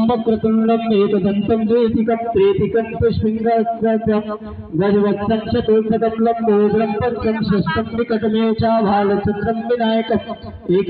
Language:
Arabic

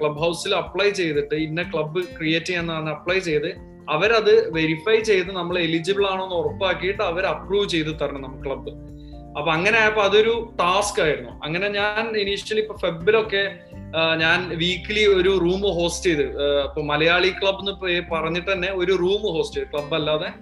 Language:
Malayalam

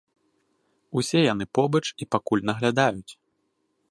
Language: Belarusian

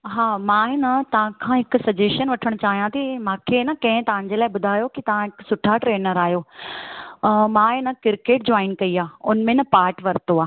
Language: Sindhi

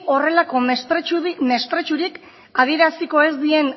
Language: Basque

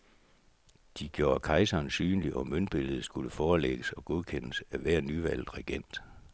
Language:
Danish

